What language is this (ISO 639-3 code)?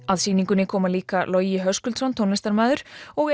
isl